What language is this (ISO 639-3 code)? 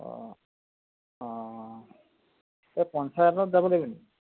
asm